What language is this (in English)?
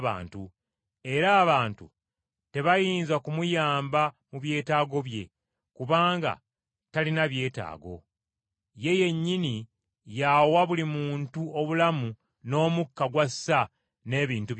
Ganda